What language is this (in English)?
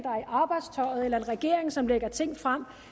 Danish